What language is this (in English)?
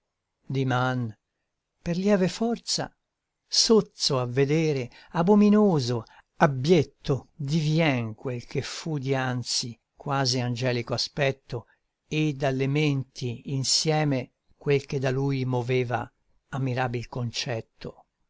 Italian